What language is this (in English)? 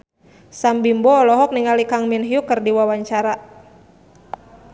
Sundanese